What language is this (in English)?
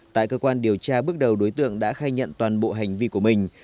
Vietnamese